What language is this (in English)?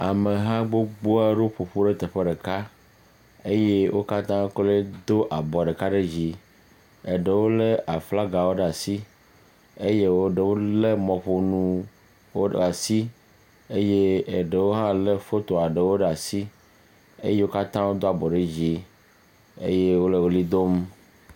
Ewe